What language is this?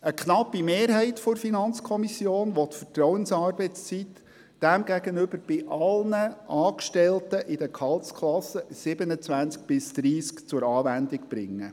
Swiss German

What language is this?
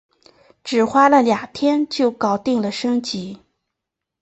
Chinese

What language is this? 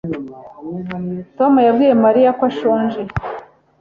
Kinyarwanda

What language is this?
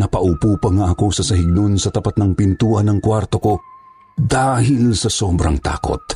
Filipino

